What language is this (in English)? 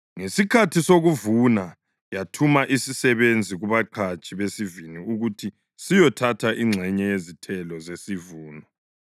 North Ndebele